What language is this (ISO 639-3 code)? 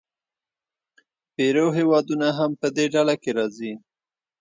pus